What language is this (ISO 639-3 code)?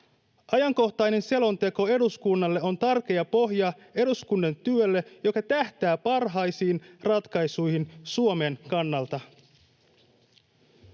fin